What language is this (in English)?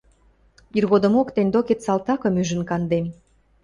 Western Mari